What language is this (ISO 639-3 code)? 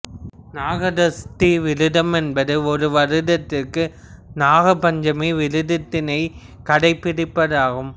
tam